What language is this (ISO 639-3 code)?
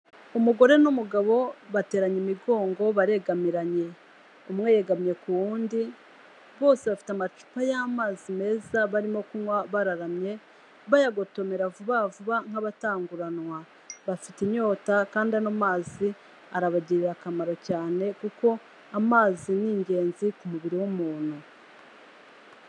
kin